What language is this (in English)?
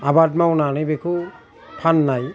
Bodo